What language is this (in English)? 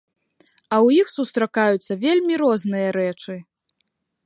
Belarusian